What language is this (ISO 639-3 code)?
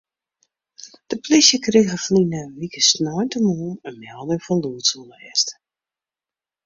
fry